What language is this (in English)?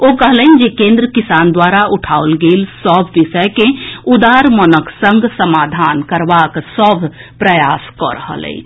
Maithili